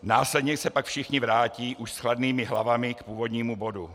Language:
Czech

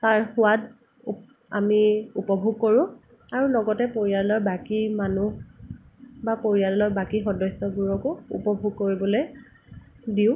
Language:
Assamese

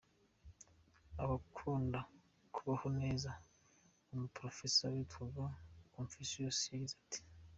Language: Kinyarwanda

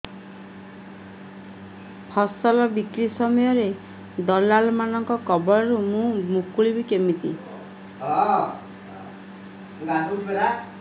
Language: Odia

